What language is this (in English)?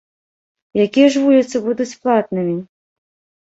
Belarusian